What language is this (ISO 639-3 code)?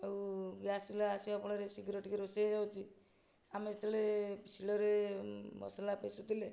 ori